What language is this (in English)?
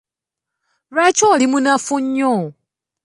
Ganda